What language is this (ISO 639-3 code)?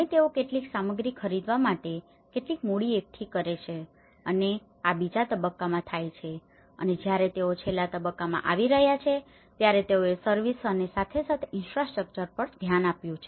guj